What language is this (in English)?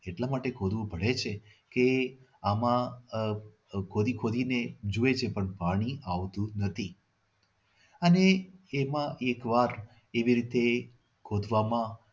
Gujarati